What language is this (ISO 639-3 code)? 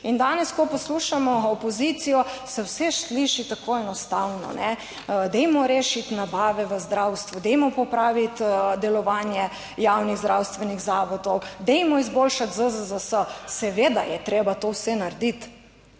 slv